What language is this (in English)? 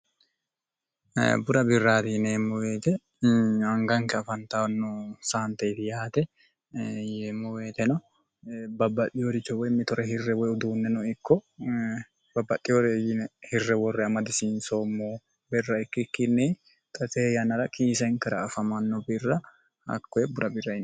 Sidamo